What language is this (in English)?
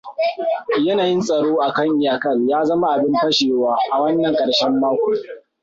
Hausa